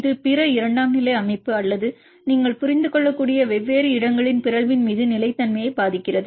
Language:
Tamil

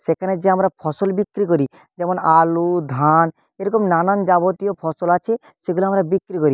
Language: Bangla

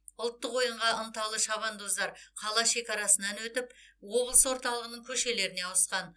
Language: Kazakh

